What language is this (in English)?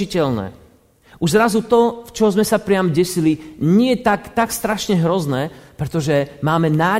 Slovak